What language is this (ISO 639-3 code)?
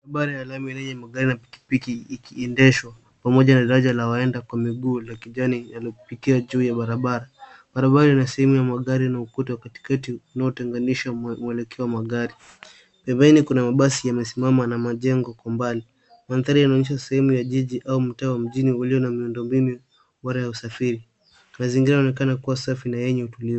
swa